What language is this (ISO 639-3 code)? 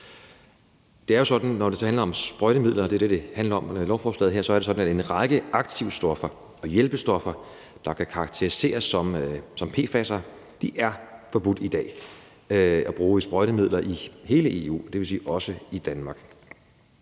dan